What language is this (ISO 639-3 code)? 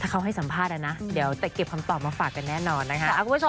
tha